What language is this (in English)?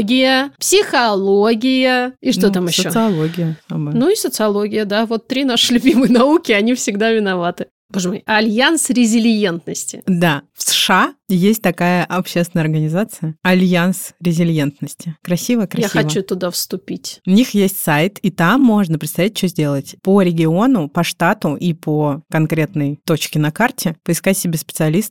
Russian